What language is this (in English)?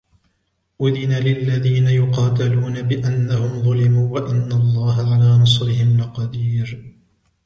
Arabic